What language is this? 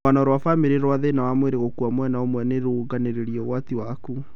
Kikuyu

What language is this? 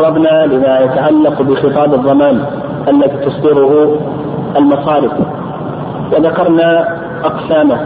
Arabic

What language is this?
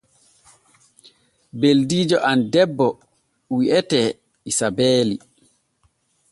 Borgu Fulfulde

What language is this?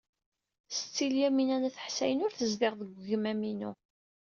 Kabyle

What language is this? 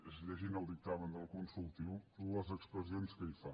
Catalan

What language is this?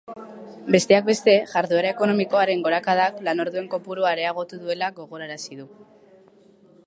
Basque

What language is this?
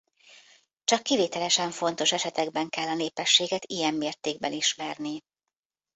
Hungarian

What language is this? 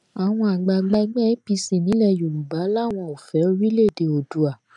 Yoruba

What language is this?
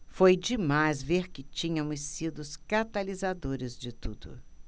Portuguese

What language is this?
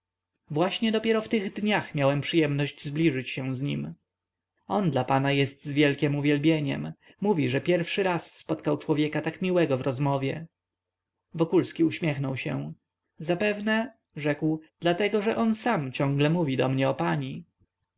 Polish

